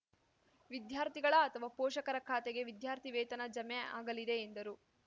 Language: Kannada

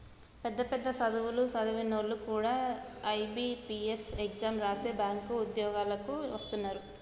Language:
Telugu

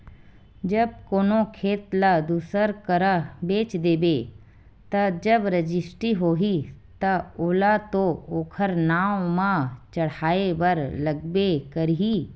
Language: Chhattisgarhi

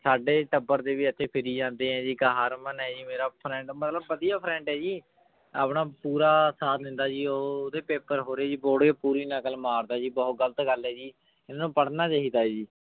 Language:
Punjabi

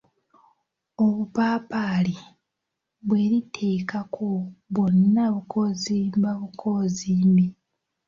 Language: Ganda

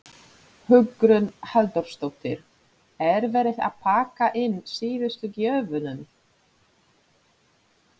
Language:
Icelandic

